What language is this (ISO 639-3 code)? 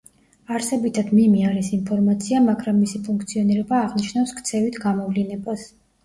kat